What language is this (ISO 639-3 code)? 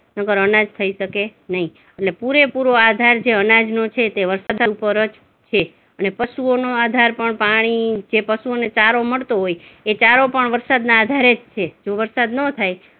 guj